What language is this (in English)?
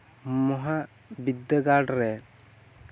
Santali